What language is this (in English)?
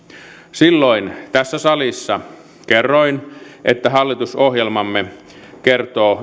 Finnish